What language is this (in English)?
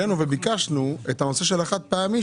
Hebrew